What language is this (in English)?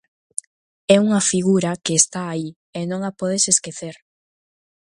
Galician